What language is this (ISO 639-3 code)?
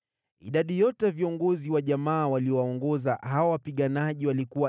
swa